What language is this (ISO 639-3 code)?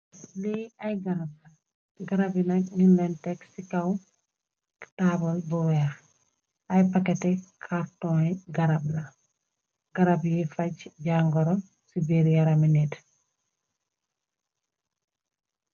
wol